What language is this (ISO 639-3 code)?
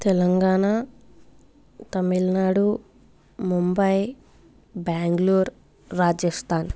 tel